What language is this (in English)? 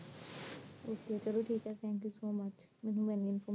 Punjabi